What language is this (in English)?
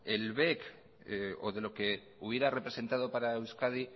Spanish